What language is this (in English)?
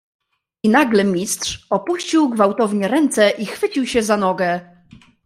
Polish